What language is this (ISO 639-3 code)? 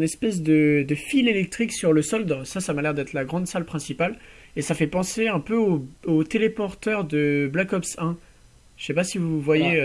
fra